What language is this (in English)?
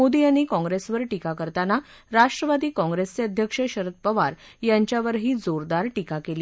Marathi